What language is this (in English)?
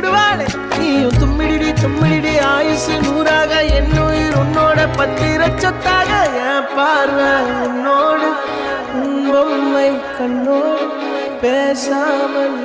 Arabic